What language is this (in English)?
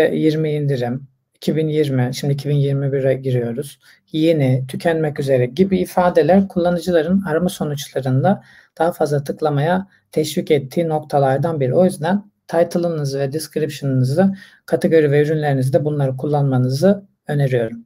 Turkish